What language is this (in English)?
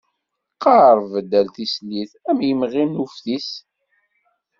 Kabyle